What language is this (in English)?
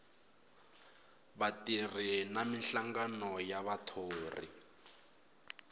Tsonga